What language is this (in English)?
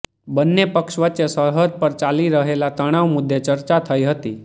Gujarati